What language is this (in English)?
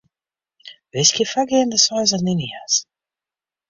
Western Frisian